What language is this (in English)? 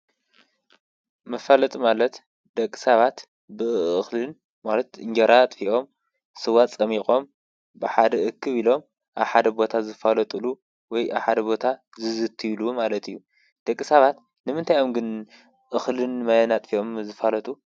Tigrinya